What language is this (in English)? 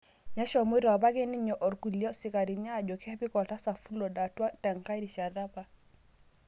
Masai